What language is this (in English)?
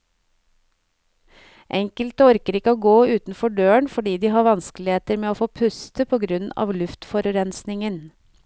Norwegian